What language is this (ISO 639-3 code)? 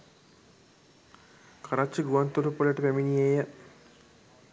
sin